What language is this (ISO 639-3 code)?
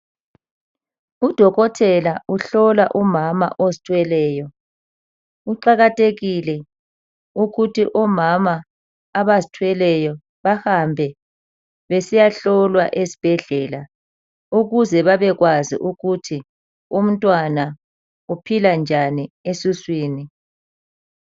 nde